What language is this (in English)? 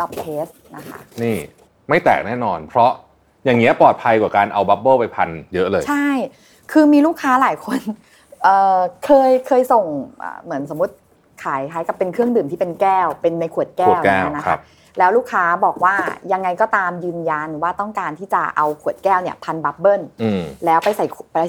Thai